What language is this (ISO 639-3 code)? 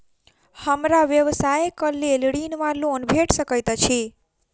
mai